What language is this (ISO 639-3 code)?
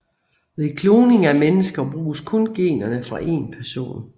dan